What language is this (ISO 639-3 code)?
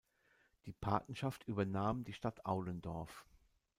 deu